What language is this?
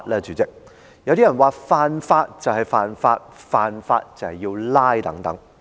Cantonese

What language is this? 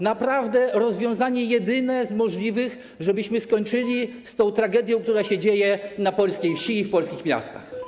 Polish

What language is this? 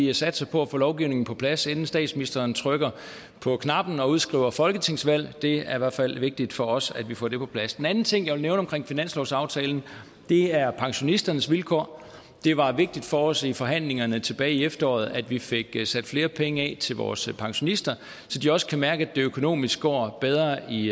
Danish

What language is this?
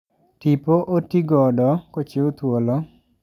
Luo (Kenya and Tanzania)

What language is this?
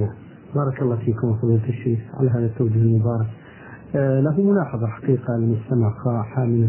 Arabic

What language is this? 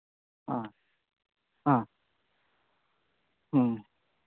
Manipuri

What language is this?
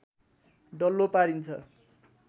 Nepali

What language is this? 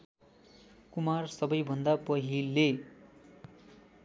Nepali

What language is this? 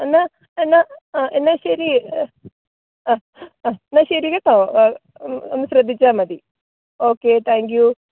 Malayalam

